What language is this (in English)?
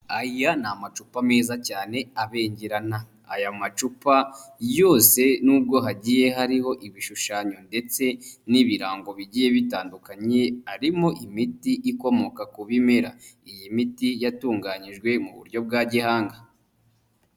Kinyarwanda